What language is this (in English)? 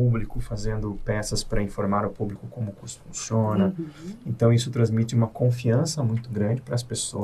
Portuguese